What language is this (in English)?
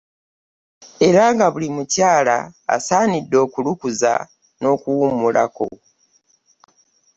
Ganda